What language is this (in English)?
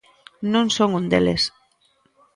Galician